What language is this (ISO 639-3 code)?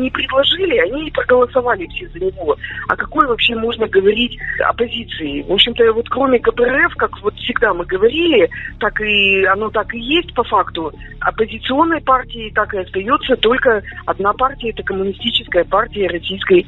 rus